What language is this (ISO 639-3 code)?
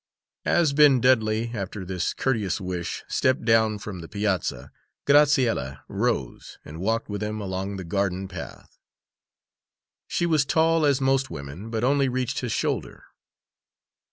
eng